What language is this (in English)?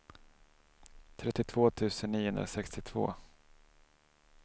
Swedish